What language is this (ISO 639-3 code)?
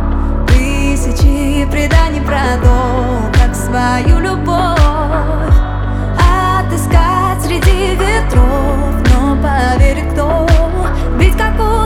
ukr